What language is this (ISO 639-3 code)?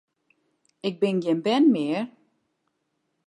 fry